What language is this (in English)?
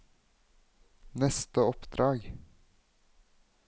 Norwegian